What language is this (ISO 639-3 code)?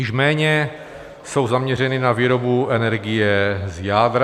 ces